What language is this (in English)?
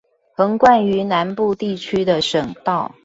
Chinese